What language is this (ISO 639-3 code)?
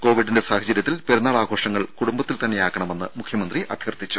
mal